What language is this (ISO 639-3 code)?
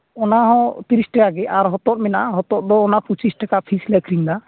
sat